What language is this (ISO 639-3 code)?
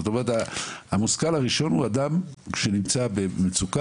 heb